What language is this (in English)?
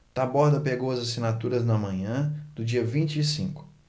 Portuguese